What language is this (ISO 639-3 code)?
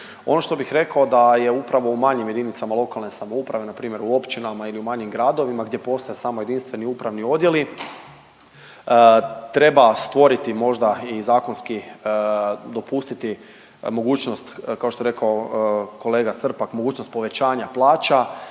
hrv